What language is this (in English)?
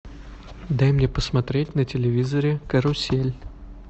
Russian